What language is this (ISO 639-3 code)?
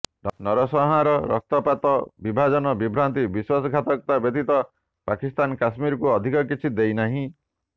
ori